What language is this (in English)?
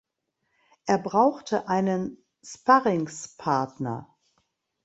German